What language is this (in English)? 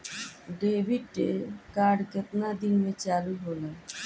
Bhojpuri